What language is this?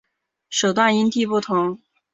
Chinese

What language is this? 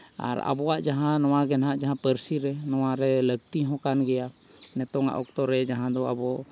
Santali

